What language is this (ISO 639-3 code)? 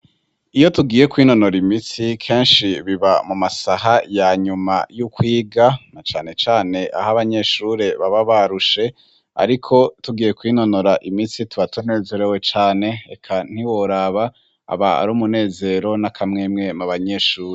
run